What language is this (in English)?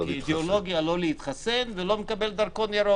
Hebrew